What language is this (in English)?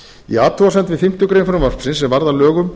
Icelandic